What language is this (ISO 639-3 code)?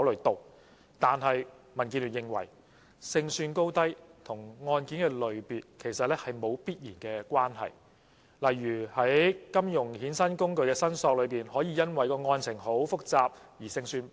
yue